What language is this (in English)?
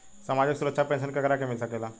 Bhojpuri